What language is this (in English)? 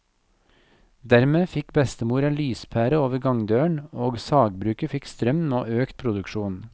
Norwegian